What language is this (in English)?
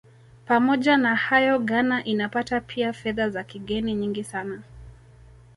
Swahili